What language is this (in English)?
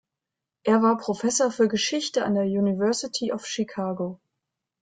German